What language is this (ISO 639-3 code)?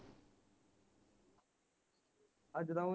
pan